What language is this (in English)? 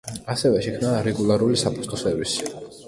Georgian